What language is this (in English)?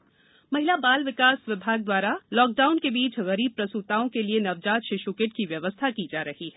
Hindi